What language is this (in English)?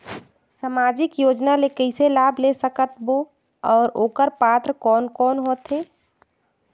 Chhattisgarhi